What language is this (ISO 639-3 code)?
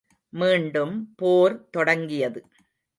tam